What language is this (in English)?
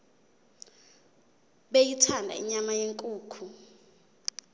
Zulu